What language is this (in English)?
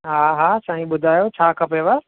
Sindhi